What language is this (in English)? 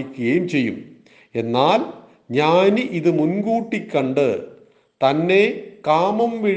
Malayalam